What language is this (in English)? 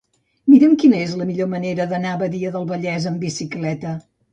Catalan